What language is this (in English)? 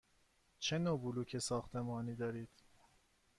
Persian